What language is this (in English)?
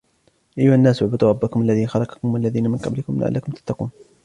Arabic